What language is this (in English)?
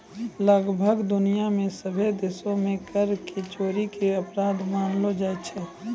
Maithili